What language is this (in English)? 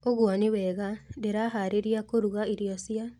Kikuyu